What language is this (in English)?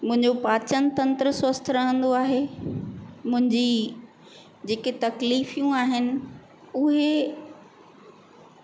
Sindhi